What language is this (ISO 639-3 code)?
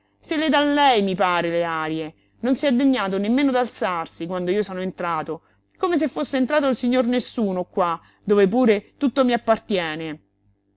ita